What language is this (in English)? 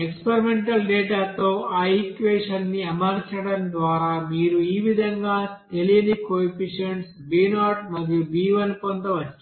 Telugu